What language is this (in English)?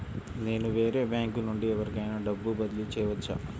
Telugu